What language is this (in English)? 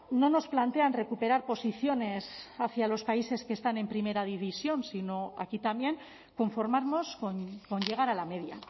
Spanish